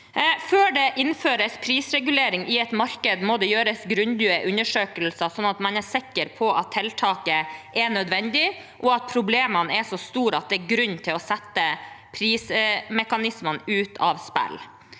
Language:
Norwegian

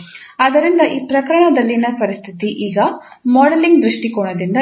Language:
Kannada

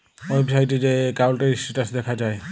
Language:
Bangla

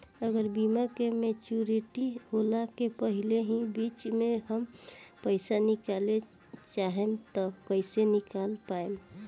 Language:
Bhojpuri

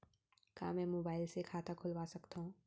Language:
Chhattisgarhi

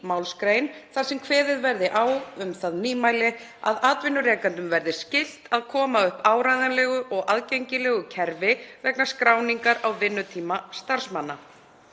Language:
Icelandic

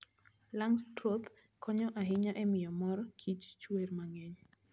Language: Luo (Kenya and Tanzania)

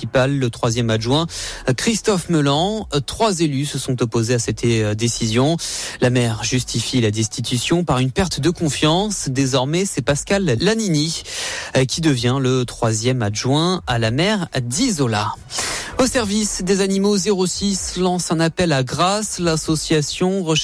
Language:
French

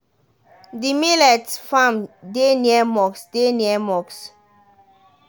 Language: Nigerian Pidgin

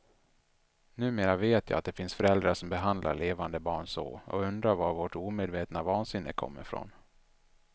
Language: Swedish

